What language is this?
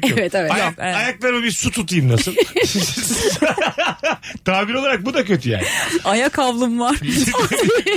Turkish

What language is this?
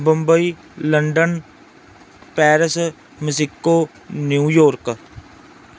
Punjabi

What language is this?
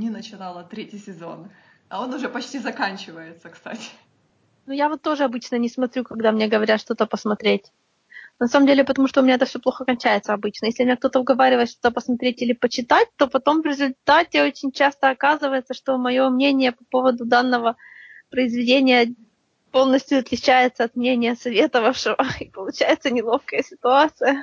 Russian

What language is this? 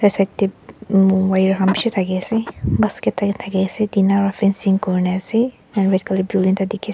Naga Pidgin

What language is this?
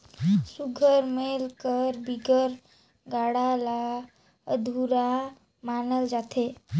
Chhattisgarhi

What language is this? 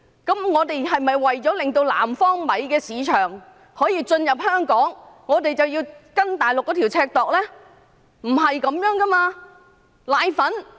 Cantonese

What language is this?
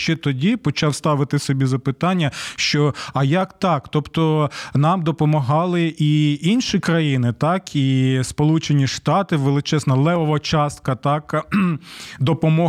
Ukrainian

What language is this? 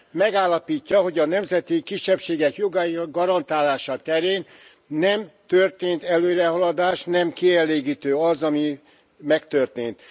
Hungarian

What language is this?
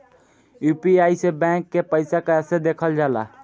Bhojpuri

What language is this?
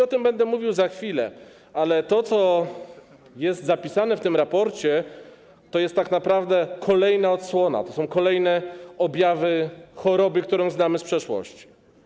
Polish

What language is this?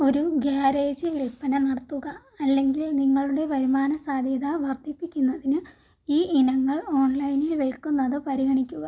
Malayalam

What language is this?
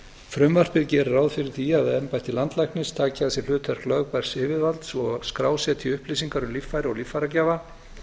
Icelandic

